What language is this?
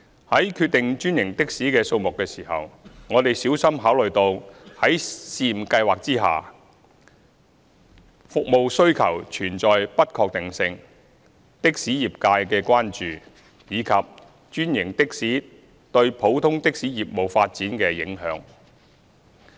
Cantonese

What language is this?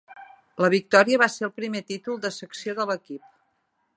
Catalan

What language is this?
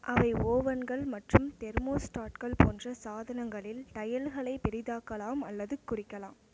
Tamil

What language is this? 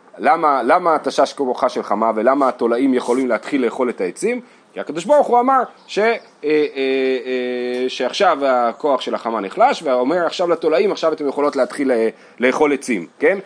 Hebrew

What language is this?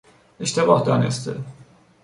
Persian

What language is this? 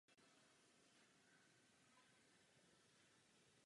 Czech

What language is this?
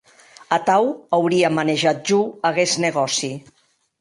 Occitan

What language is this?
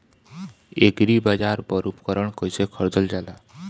Bhojpuri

